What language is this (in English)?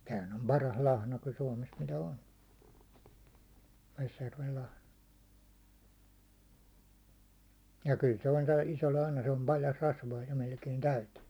Finnish